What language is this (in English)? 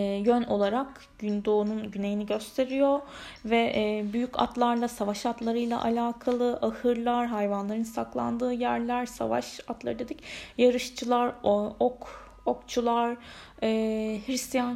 Turkish